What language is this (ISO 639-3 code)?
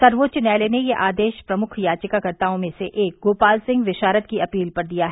hin